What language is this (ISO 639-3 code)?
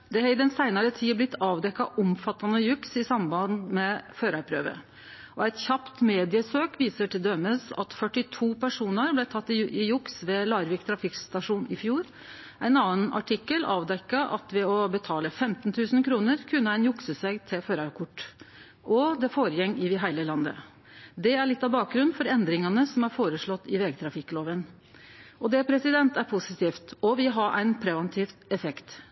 nno